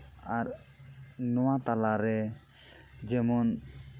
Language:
Santali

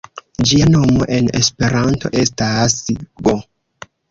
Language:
Esperanto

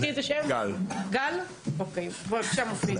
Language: Hebrew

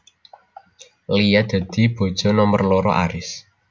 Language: Javanese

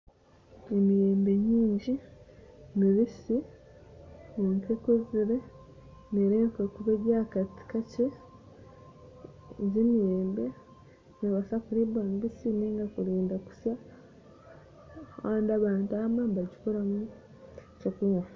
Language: Nyankole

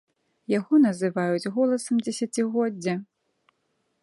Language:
Belarusian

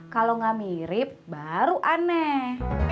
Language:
Indonesian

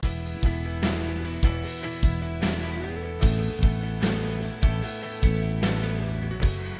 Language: Bangla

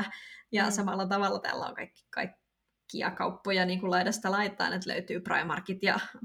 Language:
Finnish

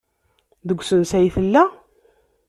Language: Kabyle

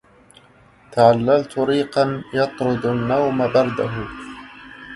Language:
Arabic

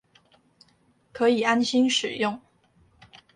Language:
Chinese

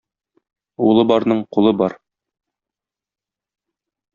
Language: Tatar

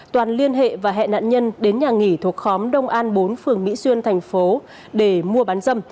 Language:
Vietnamese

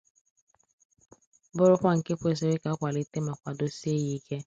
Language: Igbo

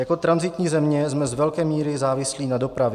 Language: Czech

